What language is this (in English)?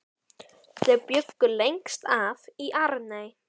Icelandic